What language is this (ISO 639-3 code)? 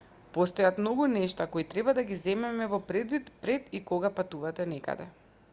mkd